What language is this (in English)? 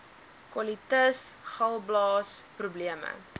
Afrikaans